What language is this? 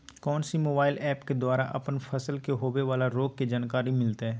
Magahi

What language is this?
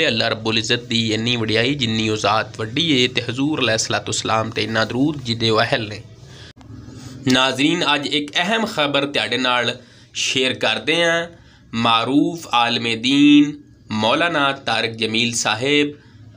Hindi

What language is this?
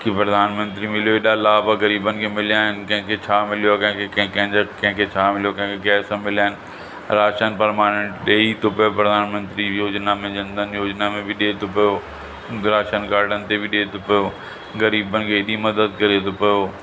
Sindhi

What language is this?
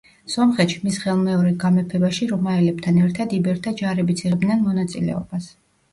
Georgian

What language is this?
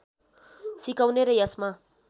Nepali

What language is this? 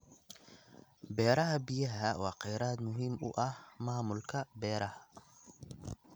Somali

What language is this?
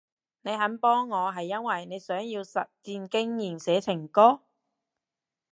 Cantonese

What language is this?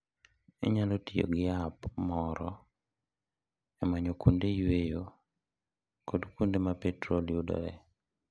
Luo (Kenya and Tanzania)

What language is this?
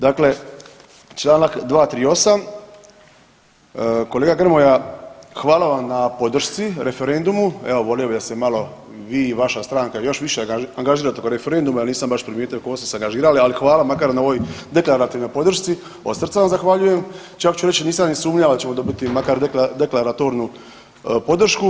Croatian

